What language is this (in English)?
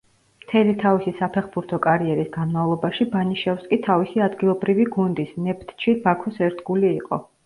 Georgian